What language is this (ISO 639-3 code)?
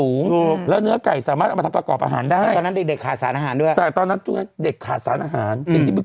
tha